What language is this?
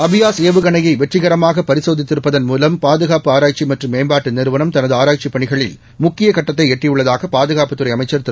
Tamil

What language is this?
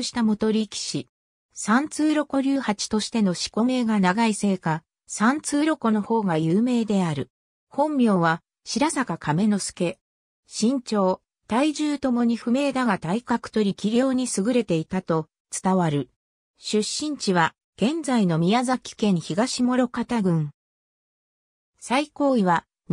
Japanese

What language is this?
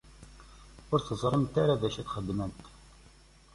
Kabyle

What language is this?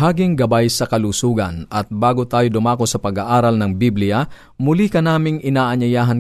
Filipino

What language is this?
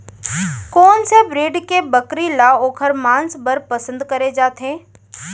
Chhattisgarhi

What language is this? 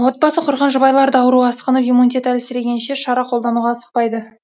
Kazakh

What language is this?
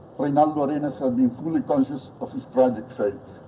English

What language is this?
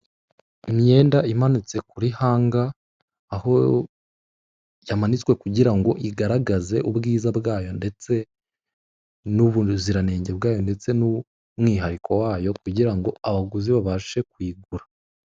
Kinyarwanda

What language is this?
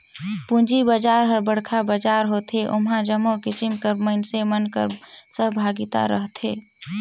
Chhattisgarhi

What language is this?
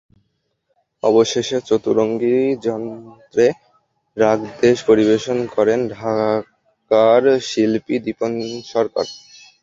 Bangla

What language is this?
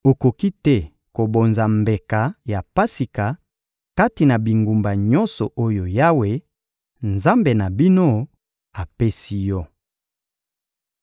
Lingala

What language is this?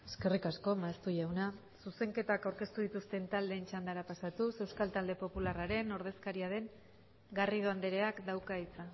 Basque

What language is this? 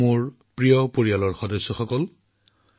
Assamese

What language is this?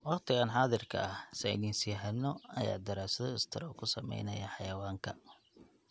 Somali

